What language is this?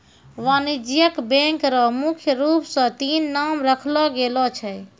Maithili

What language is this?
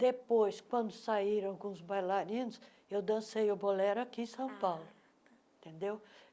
Portuguese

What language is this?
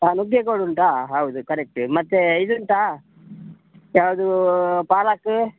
Kannada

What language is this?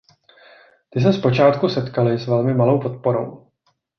Czech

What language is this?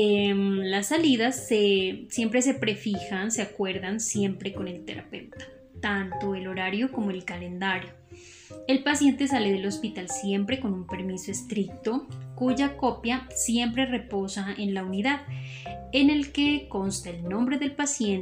Spanish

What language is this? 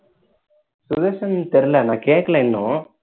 Tamil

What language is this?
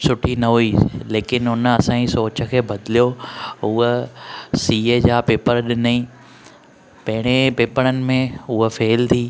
Sindhi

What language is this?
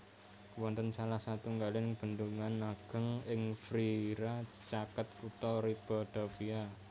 Javanese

